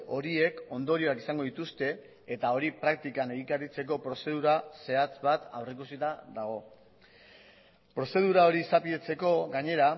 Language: Basque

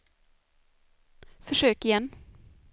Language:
Swedish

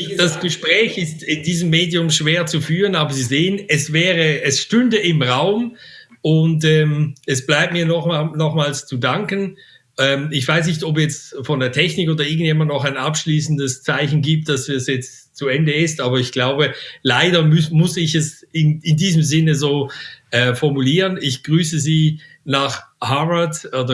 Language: German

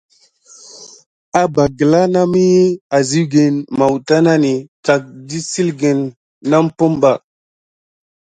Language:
Gidar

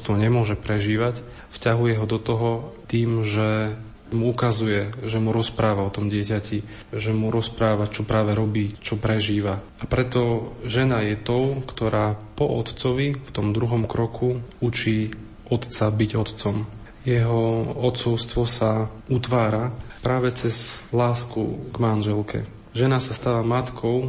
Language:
Slovak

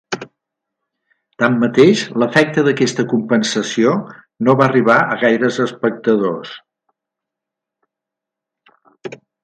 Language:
Catalan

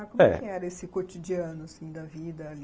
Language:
Portuguese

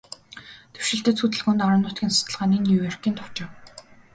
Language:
Mongolian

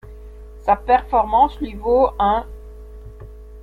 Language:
French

